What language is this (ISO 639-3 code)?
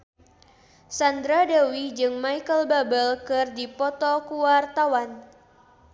sun